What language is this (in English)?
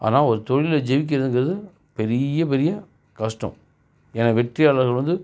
Tamil